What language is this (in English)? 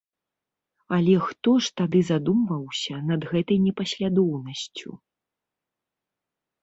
Belarusian